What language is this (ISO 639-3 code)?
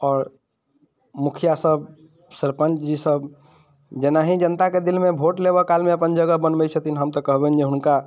mai